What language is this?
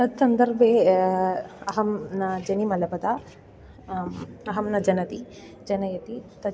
Sanskrit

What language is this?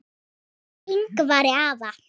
Icelandic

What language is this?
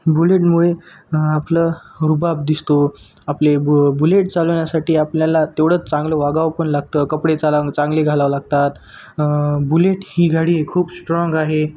Marathi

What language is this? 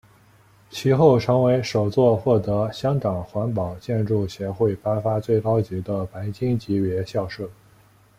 Chinese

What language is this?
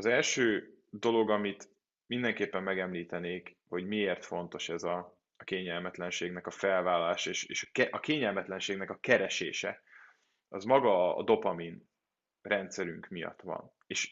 Hungarian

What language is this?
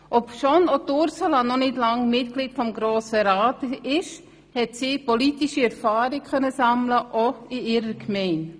Swiss German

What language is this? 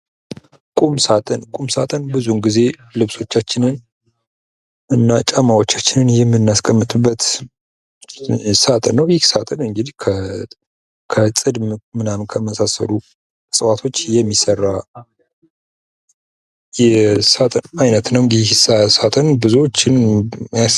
Amharic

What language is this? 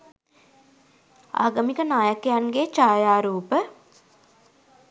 Sinhala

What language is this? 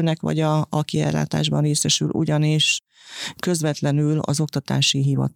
Hungarian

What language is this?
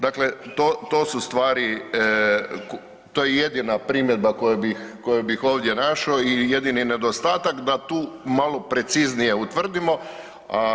Croatian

